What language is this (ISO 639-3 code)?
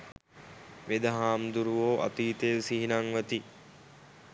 sin